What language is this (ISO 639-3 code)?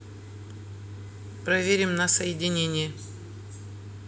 rus